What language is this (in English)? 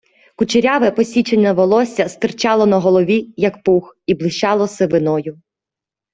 Ukrainian